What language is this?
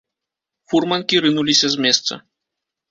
Belarusian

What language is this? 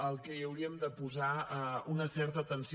Catalan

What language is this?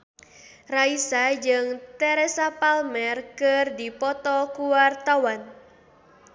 Sundanese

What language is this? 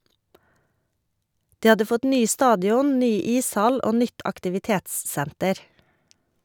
Norwegian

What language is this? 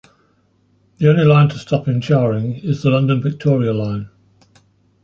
English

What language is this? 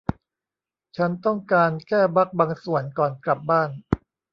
Thai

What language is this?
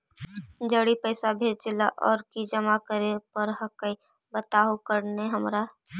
Magahi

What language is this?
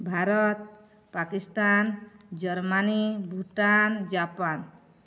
Odia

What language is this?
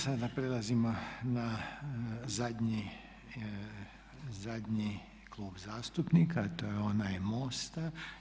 Croatian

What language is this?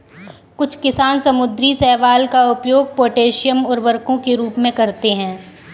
Hindi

